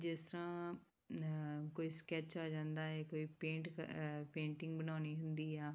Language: Punjabi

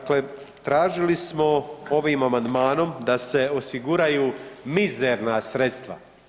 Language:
Croatian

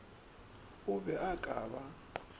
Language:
Northern Sotho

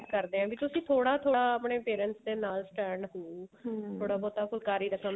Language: Punjabi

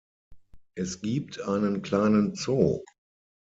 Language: German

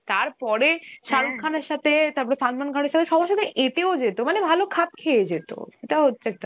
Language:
Bangla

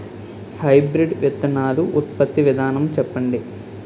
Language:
Telugu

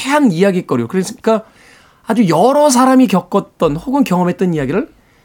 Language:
Korean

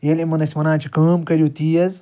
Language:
Kashmiri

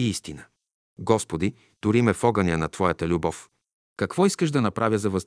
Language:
Bulgarian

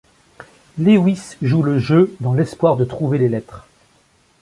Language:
French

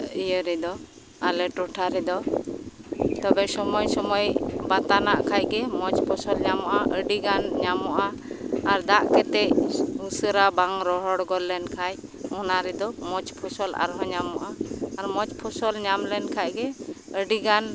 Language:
Santali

